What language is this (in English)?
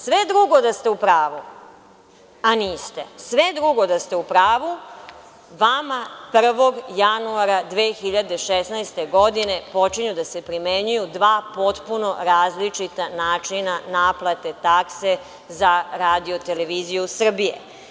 Serbian